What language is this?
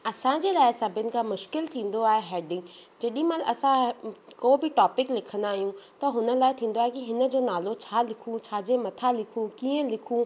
Sindhi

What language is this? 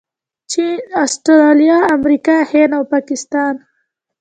Pashto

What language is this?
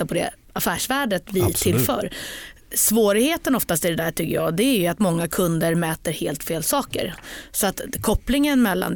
Swedish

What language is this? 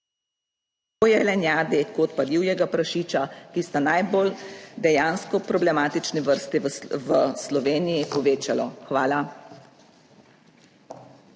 Slovenian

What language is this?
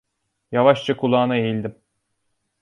Turkish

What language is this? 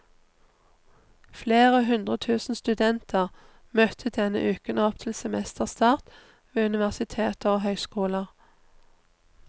Norwegian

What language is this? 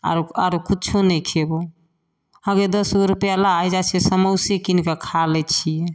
Maithili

